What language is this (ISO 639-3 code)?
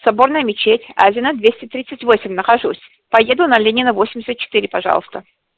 rus